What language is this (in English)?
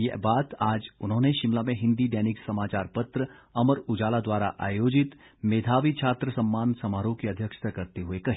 Hindi